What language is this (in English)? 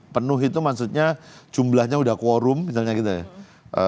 Indonesian